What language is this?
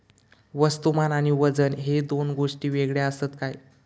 Marathi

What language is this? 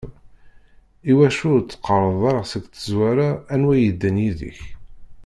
Kabyle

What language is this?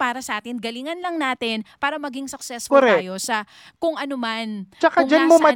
Filipino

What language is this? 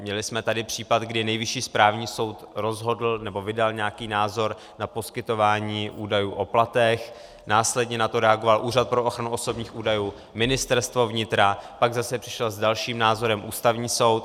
Czech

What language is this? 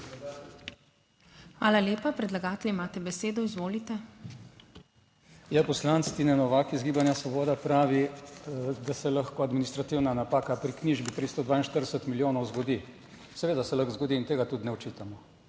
Slovenian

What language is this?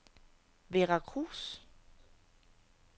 Danish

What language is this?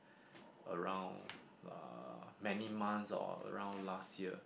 English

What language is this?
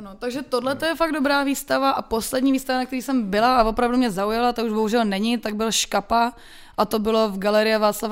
Czech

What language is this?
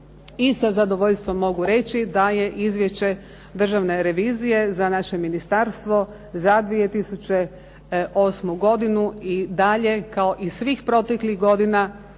Croatian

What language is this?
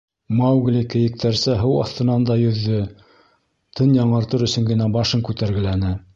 Bashkir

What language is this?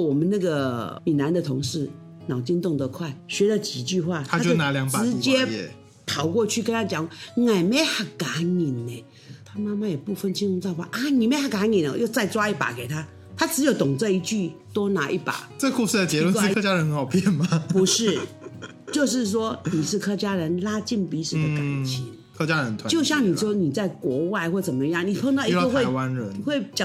Chinese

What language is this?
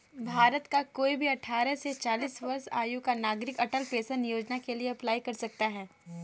Hindi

